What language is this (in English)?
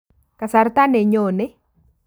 Kalenjin